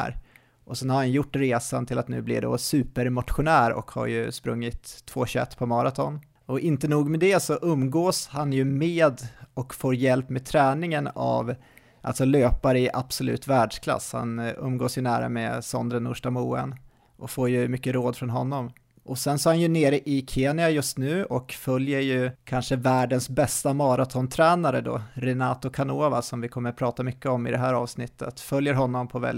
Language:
Swedish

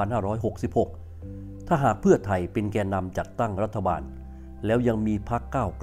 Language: Thai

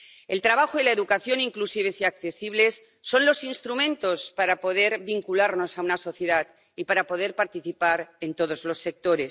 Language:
Spanish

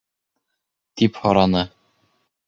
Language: Bashkir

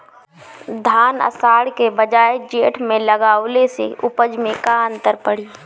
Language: Bhojpuri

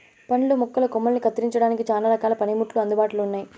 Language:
Telugu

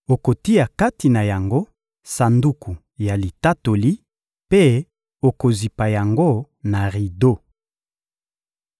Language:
Lingala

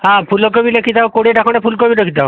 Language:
Odia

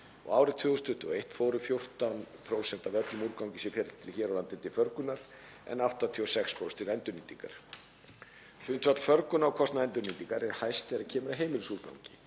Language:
Icelandic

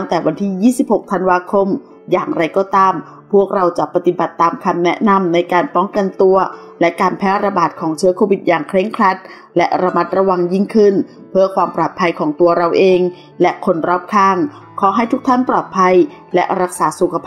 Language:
Thai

